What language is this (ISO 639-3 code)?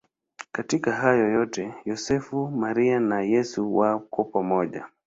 swa